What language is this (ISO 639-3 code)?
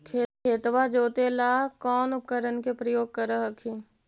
mag